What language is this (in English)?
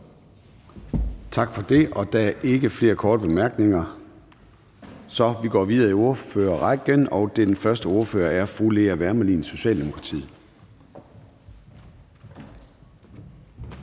Danish